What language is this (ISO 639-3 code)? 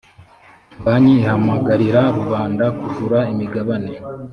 kin